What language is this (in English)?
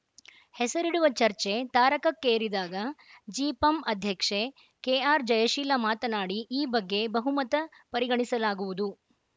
Kannada